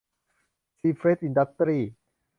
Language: Thai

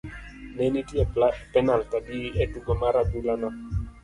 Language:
Luo (Kenya and Tanzania)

